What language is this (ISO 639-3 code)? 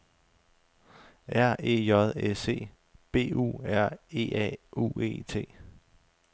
dan